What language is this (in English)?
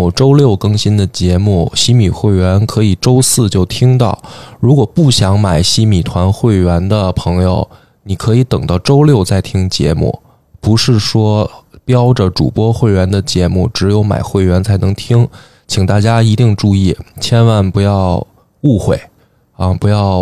Chinese